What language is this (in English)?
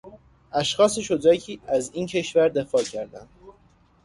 Persian